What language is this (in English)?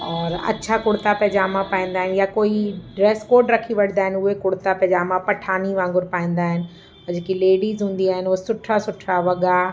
Sindhi